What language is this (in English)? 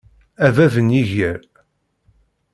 Kabyle